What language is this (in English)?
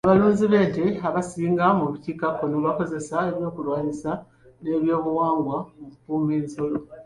Ganda